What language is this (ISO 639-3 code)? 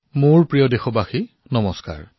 asm